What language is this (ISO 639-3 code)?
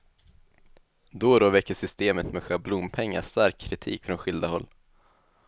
swe